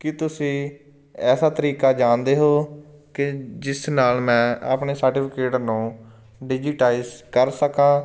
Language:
Punjabi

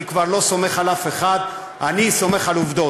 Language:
Hebrew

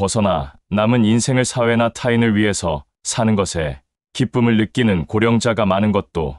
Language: Korean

